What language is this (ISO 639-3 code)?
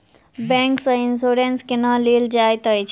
mai